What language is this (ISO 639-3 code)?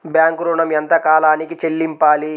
tel